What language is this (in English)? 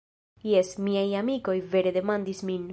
Esperanto